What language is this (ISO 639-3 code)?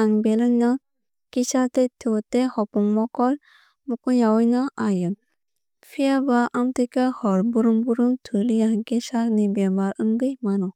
trp